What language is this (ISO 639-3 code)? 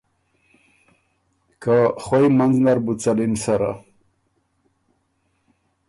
oru